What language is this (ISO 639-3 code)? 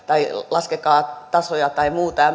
fin